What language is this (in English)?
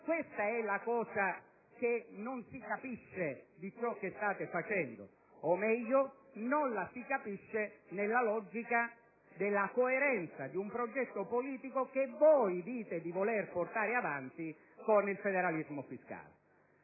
Italian